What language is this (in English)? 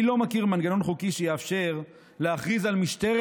Hebrew